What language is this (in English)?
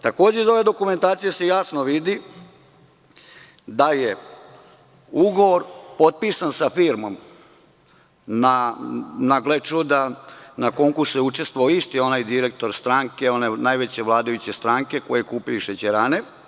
Serbian